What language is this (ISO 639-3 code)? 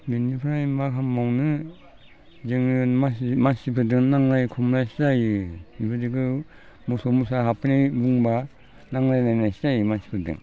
brx